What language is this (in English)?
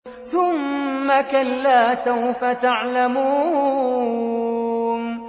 Arabic